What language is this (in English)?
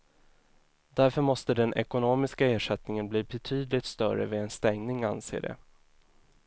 Swedish